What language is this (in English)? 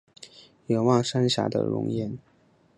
Chinese